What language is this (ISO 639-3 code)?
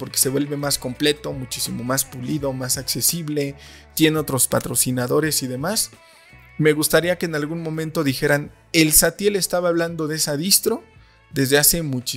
spa